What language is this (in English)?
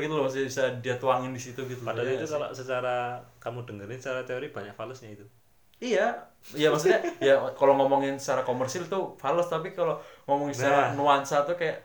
Indonesian